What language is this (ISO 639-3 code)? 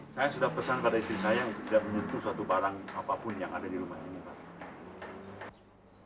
ind